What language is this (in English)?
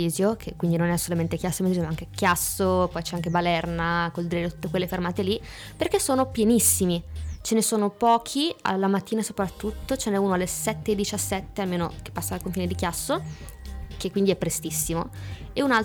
Italian